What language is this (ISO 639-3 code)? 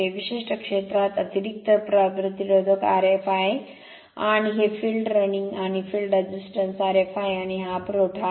mar